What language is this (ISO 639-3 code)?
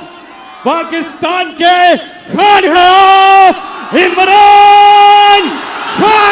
hin